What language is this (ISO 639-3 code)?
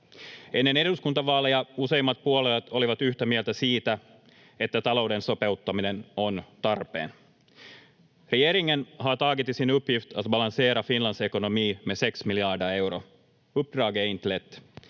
fin